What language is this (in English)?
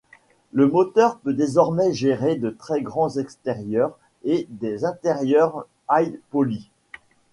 French